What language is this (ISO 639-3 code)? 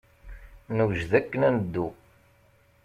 kab